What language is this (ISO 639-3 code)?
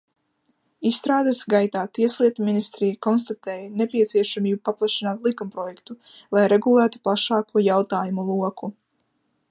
lav